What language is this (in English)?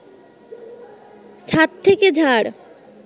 Bangla